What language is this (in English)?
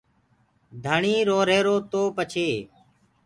Gurgula